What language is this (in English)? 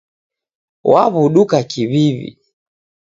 Taita